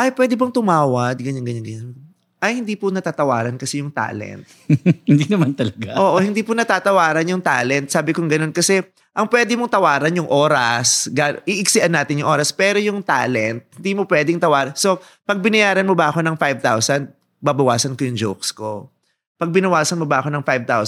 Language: Filipino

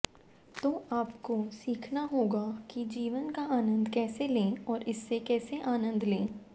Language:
Hindi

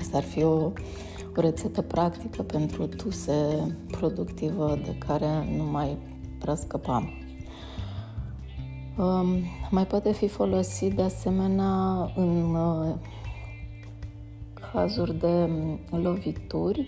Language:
Romanian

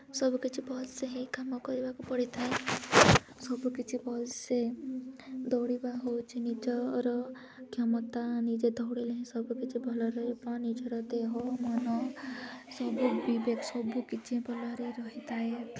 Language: Odia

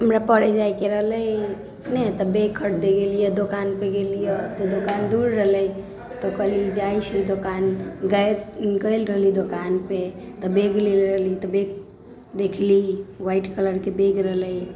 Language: Maithili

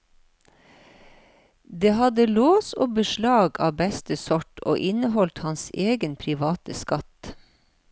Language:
Norwegian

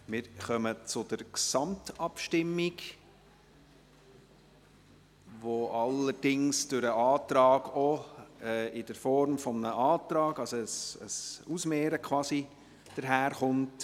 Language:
Swiss German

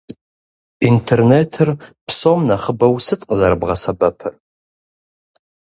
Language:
Kabardian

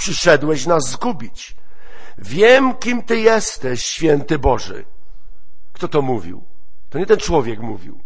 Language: Polish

